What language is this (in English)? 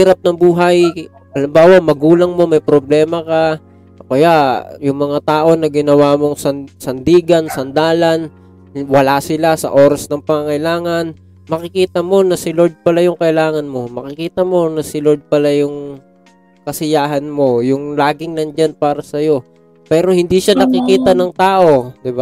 Filipino